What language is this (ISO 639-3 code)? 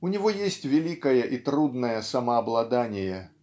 rus